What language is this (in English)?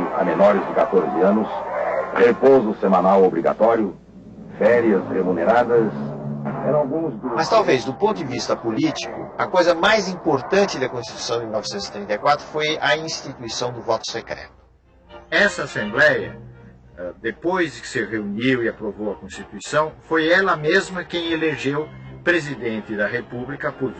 Portuguese